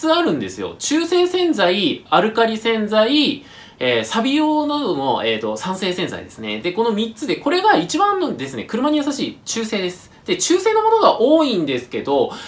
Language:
Japanese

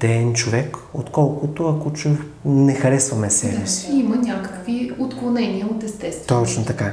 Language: Bulgarian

